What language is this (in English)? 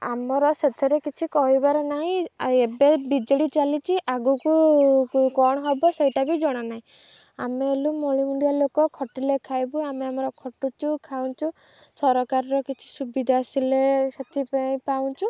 Odia